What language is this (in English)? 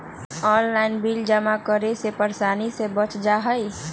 Magahi